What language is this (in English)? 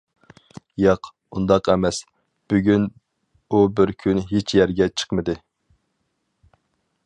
Uyghur